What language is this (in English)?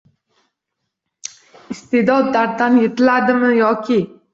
Uzbek